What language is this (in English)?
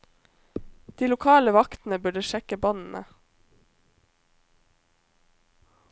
Norwegian